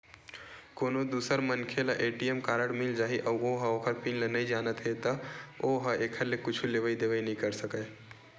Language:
Chhattisgarhi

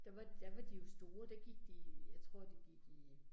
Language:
Danish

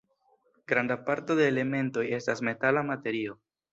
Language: Esperanto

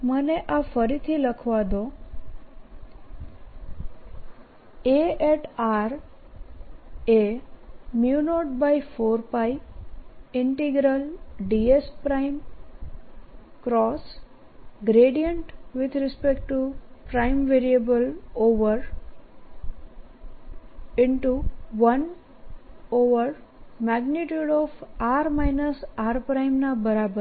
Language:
Gujarati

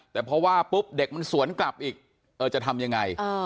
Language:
Thai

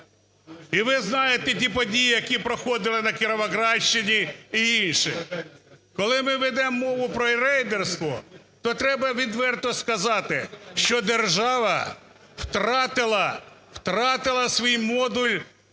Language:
Ukrainian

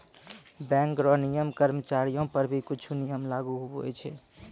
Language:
Maithili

